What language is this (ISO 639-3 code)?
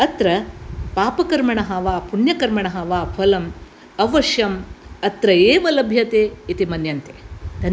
san